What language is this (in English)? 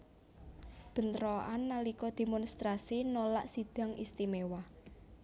Javanese